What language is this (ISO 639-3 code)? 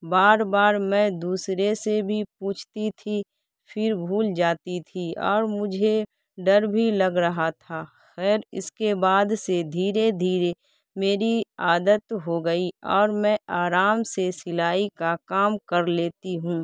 urd